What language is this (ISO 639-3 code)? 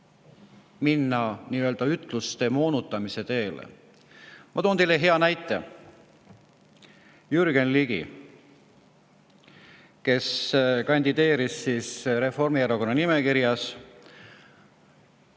est